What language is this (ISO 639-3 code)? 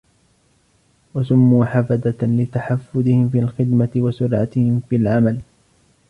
ara